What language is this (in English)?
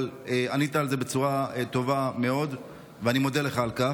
Hebrew